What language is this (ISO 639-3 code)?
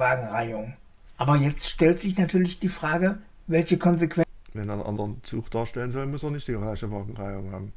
deu